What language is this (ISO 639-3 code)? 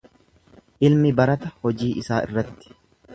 orm